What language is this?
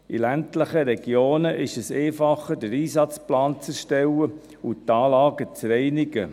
Swiss German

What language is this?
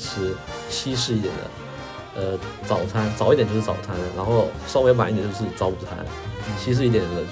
Chinese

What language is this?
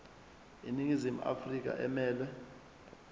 Zulu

